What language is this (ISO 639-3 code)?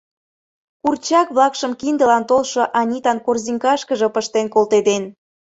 chm